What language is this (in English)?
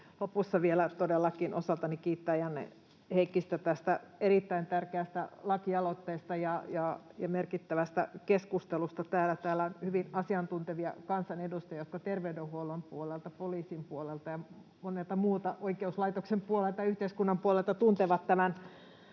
Finnish